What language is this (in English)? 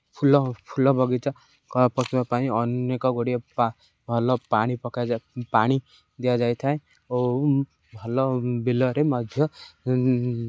Odia